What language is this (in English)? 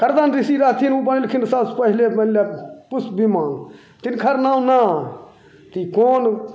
Maithili